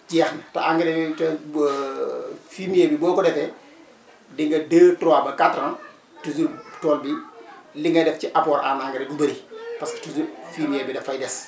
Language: Wolof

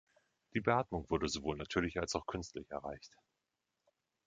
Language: German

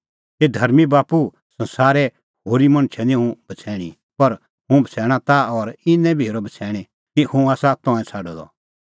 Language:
Kullu Pahari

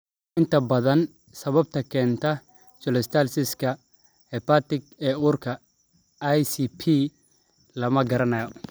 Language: Somali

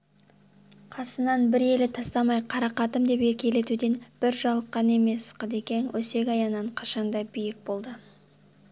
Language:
Kazakh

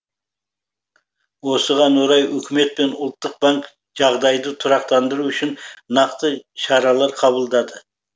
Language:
Kazakh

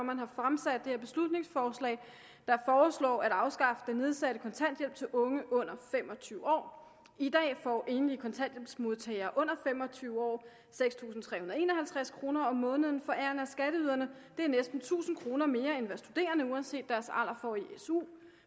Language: Danish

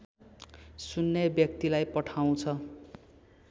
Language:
Nepali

